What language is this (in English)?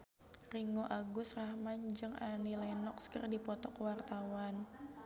Sundanese